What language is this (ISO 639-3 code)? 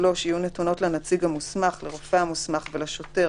heb